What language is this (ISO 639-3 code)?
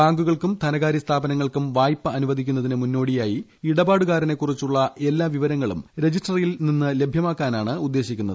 mal